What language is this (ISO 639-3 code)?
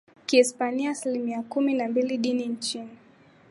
swa